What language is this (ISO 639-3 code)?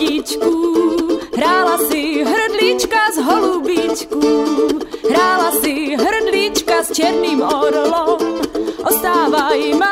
ces